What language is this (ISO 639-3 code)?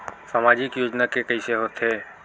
hne